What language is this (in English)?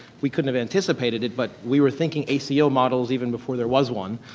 English